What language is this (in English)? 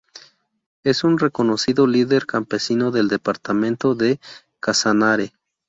Spanish